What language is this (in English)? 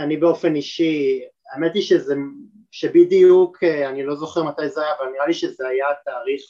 Hebrew